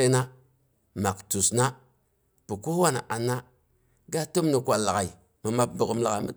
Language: Boghom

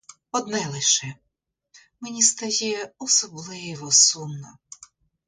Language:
Ukrainian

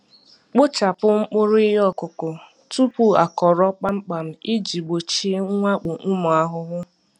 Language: Igbo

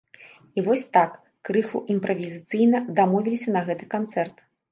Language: Belarusian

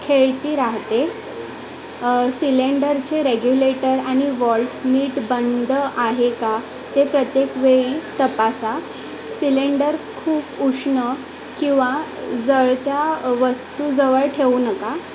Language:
Marathi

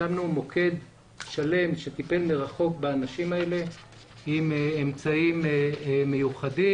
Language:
Hebrew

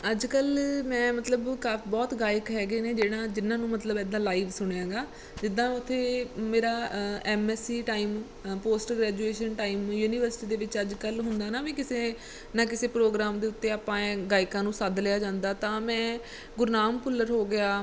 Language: Punjabi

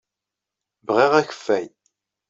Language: Kabyle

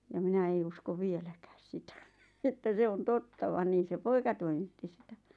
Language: Finnish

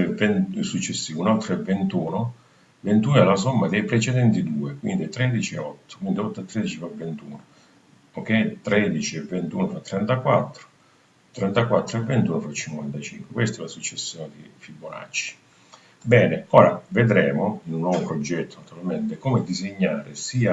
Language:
Italian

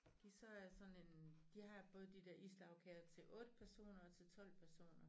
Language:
Danish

